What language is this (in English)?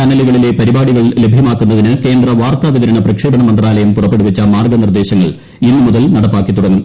Malayalam